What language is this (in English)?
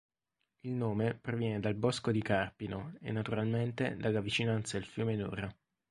Italian